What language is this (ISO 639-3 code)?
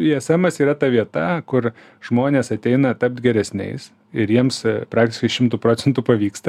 lit